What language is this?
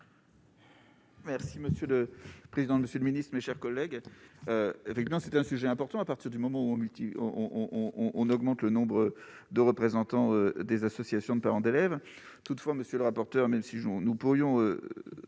French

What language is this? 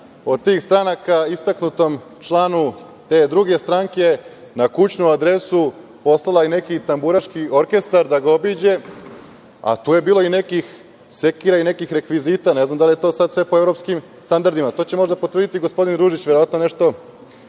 Serbian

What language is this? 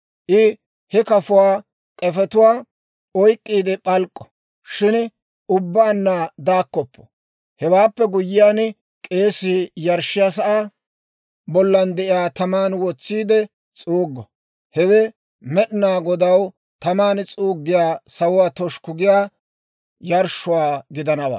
Dawro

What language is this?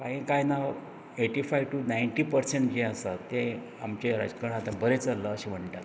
Konkani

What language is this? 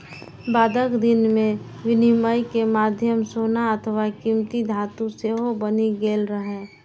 Maithili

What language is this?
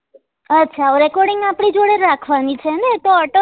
Gujarati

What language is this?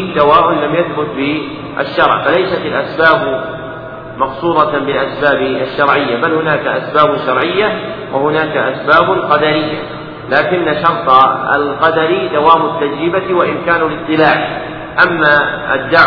Arabic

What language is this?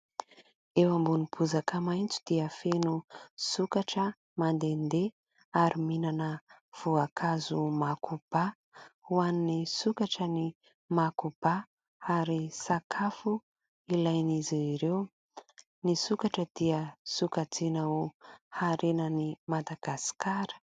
Malagasy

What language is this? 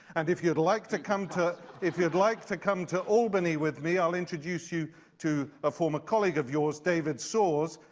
English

